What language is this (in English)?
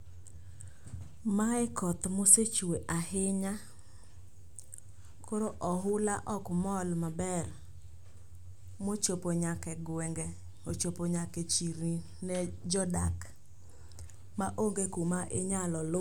Luo (Kenya and Tanzania)